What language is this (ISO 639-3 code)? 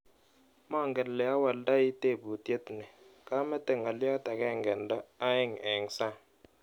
kln